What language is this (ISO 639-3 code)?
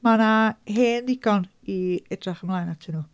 cym